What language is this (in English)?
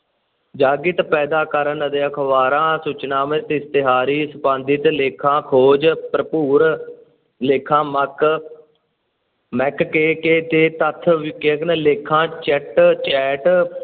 Punjabi